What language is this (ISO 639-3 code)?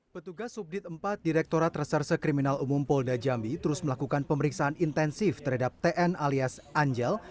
ind